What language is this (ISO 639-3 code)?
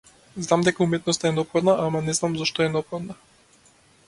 mkd